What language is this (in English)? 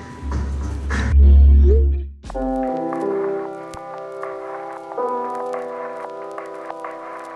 Korean